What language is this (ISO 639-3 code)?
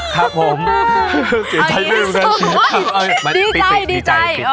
tha